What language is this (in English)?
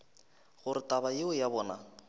Northern Sotho